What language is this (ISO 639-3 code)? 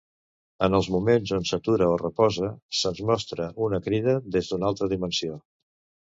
cat